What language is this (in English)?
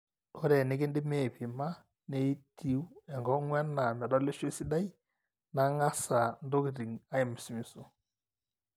Masai